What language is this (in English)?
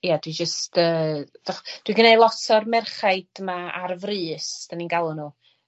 Welsh